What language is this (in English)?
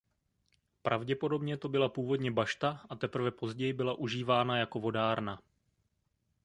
Czech